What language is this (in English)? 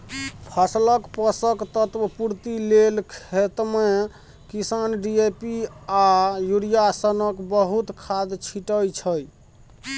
Maithili